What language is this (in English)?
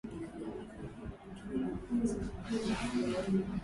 Swahili